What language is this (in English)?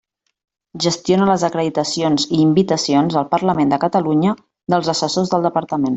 Catalan